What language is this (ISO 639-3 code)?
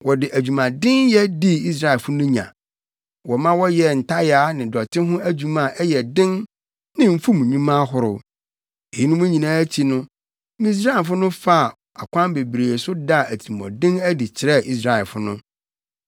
aka